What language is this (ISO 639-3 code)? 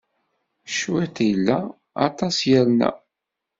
kab